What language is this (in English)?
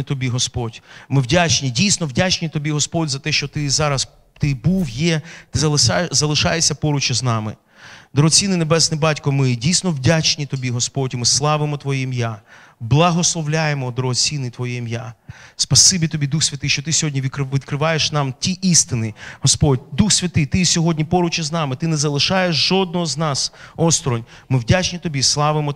Ukrainian